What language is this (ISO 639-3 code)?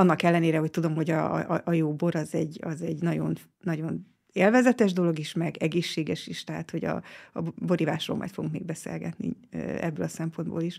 hun